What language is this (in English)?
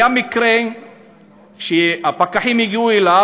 Hebrew